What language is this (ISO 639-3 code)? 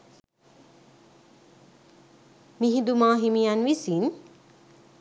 sin